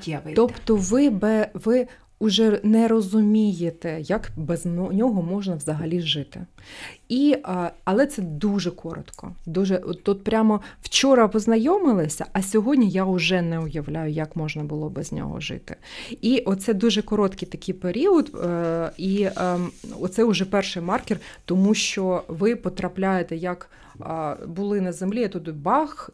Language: Ukrainian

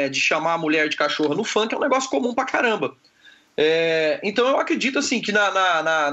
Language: Portuguese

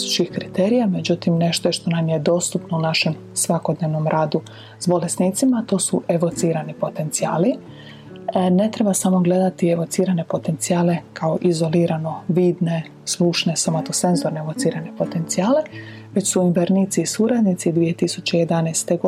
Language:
Croatian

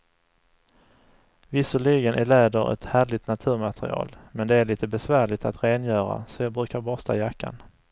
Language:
Swedish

